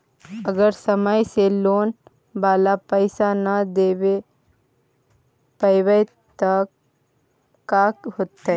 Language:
Magahi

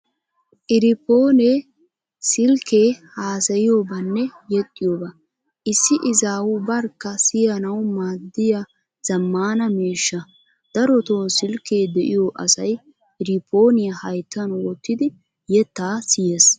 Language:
Wolaytta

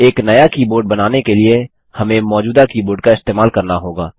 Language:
Hindi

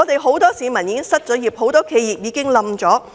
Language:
Cantonese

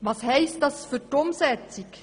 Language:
Swiss German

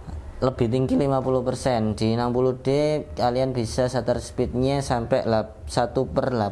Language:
Indonesian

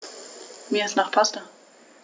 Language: German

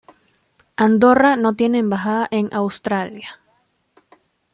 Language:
Spanish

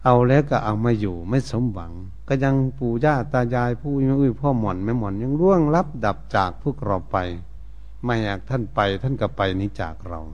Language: Thai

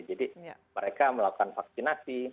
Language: Indonesian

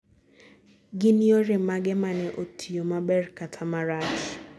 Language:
Luo (Kenya and Tanzania)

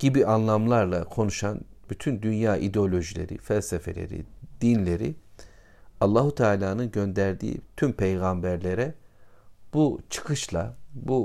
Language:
Turkish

